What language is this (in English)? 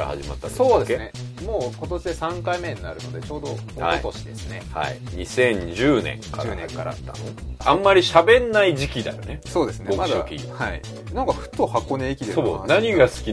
Japanese